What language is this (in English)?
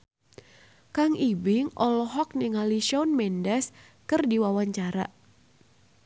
Sundanese